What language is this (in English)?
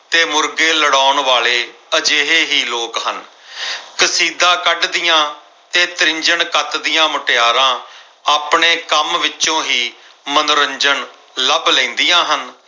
Punjabi